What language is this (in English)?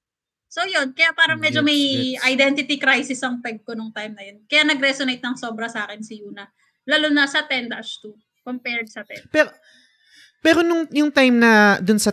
Filipino